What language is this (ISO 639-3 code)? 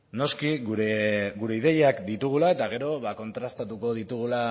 eus